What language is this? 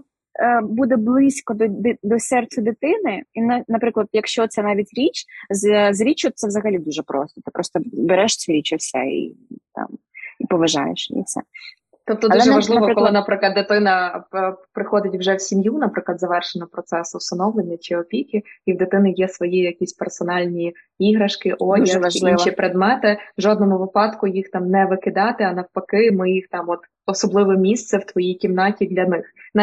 Ukrainian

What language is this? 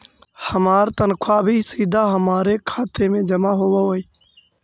Magahi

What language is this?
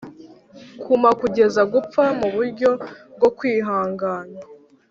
Kinyarwanda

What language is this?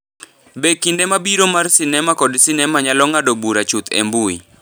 Luo (Kenya and Tanzania)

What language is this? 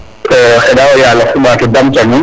Serer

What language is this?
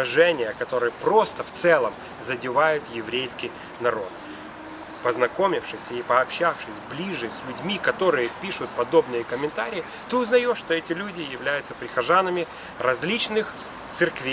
Russian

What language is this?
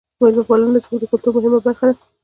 Pashto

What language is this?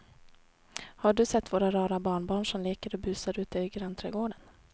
Swedish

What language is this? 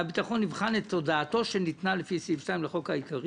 Hebrew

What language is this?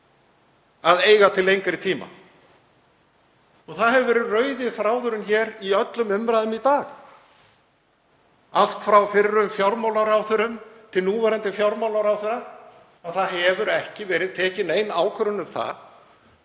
Icelandic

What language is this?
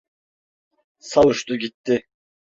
Turkish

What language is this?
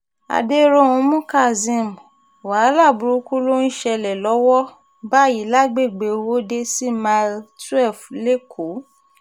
Yoruba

